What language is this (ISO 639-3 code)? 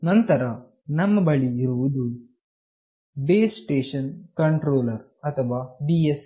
kan